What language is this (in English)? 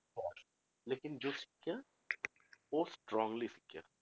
Punjabi